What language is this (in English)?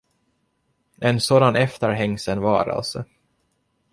Swedish